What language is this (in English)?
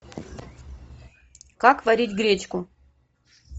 Russian